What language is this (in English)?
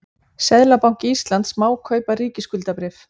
Icelandic